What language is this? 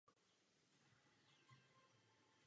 Czech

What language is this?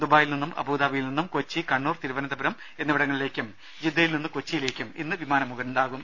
Malayalam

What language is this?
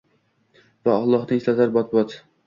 Uzbek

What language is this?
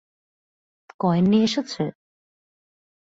Bangla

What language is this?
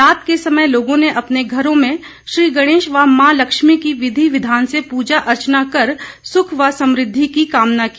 Hindi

